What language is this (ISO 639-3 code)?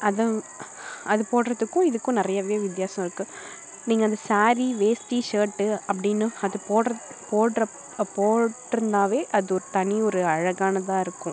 tam